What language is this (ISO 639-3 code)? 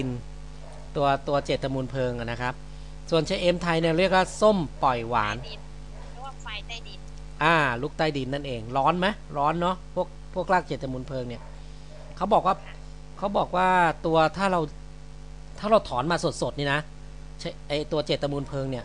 tha